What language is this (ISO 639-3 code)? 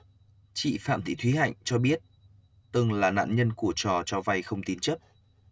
vie